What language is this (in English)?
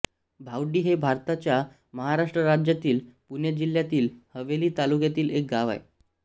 Marathi